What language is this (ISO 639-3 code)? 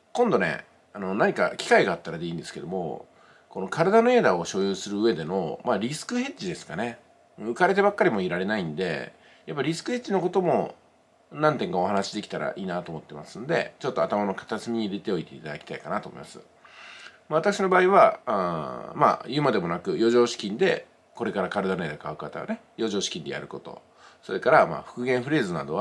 jpn